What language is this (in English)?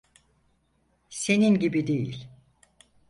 Turkish